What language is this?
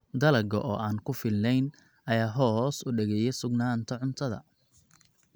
Somali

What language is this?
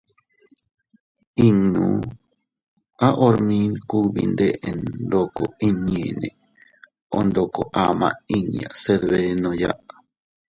Teutila Cuicatec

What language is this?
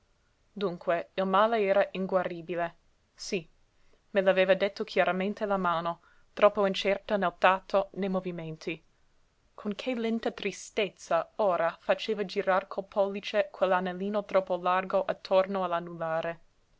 Italian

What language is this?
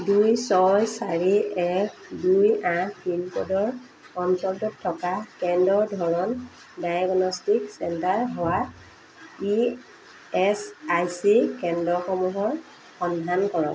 Assamese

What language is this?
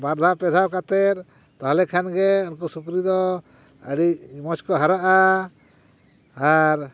Santali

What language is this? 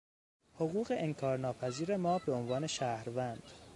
Persian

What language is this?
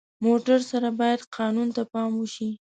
Pashto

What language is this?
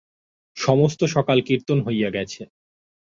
Bangla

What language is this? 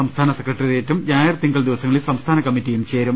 Malayalam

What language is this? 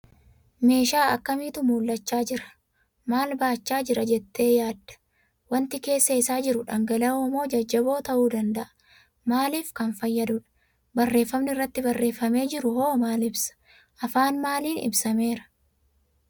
Oromo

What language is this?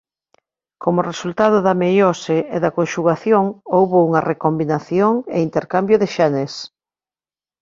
Galician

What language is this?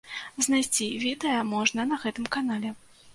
Belarusian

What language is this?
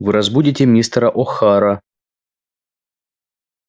Russian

